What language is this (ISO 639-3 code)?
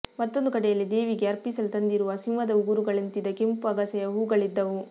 kan